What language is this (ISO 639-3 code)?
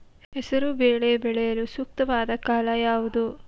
kan